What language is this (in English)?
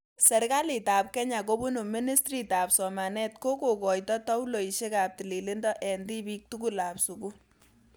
Kalenjin